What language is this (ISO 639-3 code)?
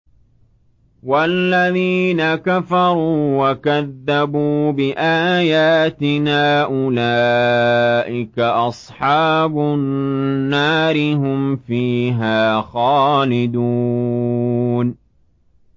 ara